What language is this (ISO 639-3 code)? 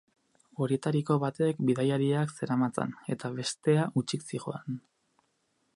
eus